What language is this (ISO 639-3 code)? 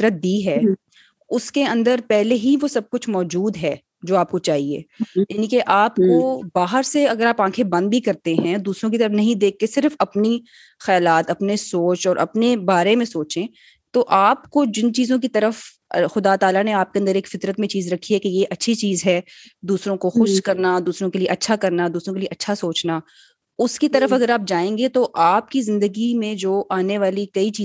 urd